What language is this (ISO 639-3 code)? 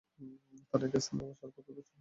ben